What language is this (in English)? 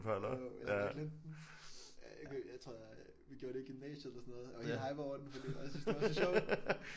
Danish